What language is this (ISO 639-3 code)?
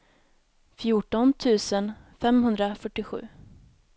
swe